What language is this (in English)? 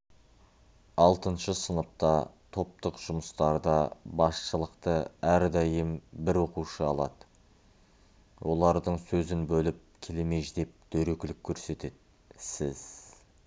Kazakh